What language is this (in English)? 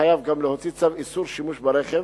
Hebrew